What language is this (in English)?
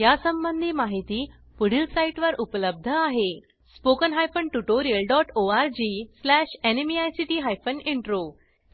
Marathi